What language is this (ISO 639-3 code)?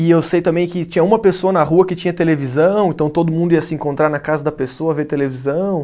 por